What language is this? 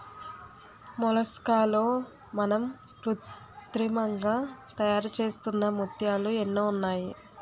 Telugu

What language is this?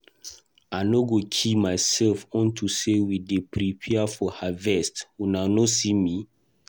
Nigerian Pidgin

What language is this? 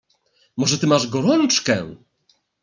Polish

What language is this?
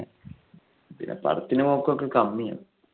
Malayalam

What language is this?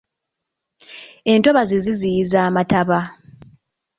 Ganda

